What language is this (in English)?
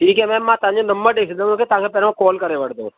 Sindhi